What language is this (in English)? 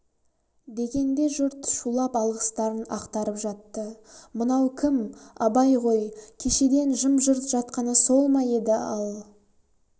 Kazakh